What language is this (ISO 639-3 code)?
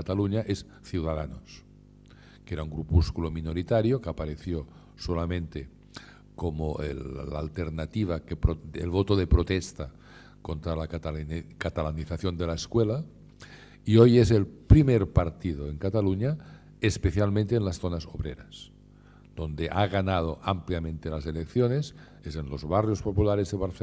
spa